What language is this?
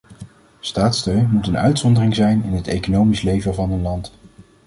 Dutch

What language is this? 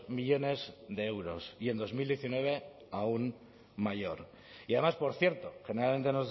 Spanish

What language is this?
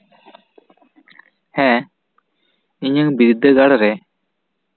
Santali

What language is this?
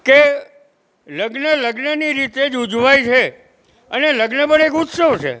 Gujarati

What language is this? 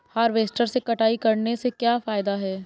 Hindi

